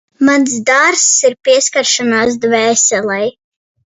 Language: Latvian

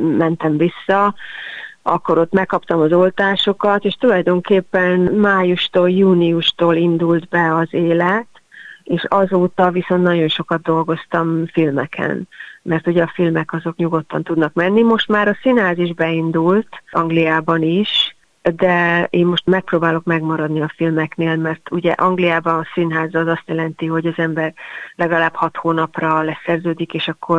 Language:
Hungarian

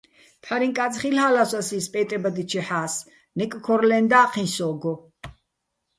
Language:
Bats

